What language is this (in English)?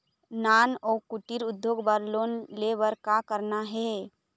Chhattisgarhi